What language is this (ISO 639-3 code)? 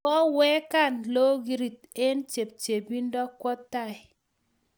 kln